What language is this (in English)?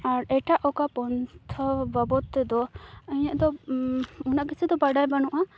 Santali